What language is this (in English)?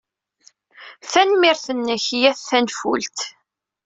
Kabyle